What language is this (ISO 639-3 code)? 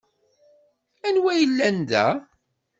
kab